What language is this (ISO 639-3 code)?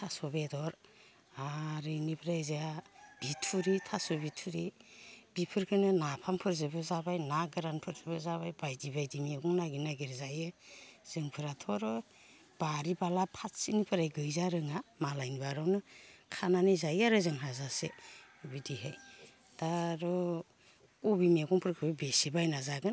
brx